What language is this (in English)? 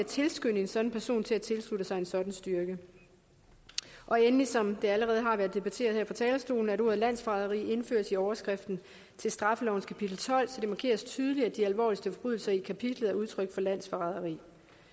Danish